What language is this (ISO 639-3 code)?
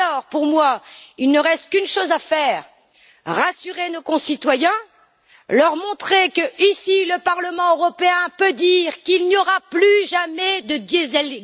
fra